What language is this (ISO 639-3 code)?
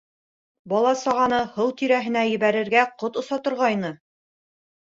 bak